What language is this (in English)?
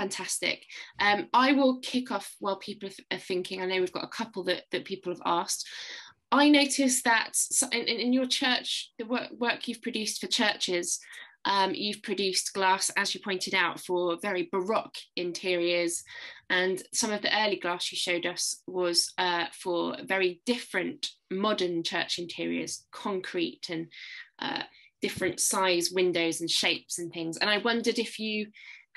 English